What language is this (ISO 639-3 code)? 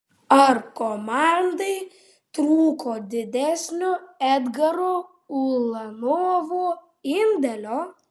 lit